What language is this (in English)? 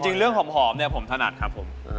Thai